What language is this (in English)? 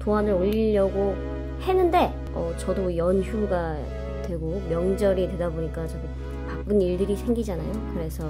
Korean